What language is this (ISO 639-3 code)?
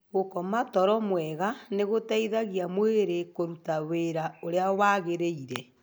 kik